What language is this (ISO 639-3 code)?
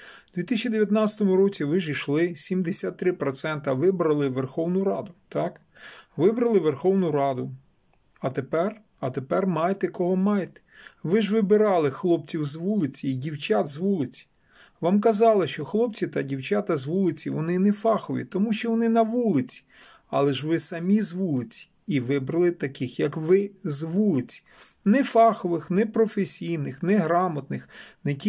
ukr